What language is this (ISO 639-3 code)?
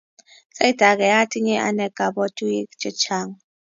kln